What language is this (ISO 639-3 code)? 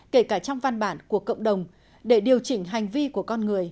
vie